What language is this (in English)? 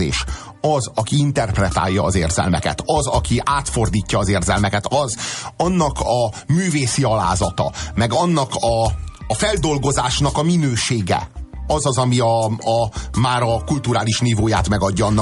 Hungarian